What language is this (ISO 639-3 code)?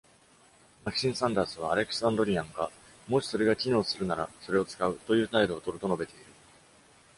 jpn